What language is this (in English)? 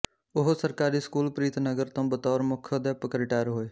Punjabi